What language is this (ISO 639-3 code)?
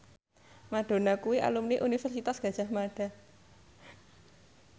jav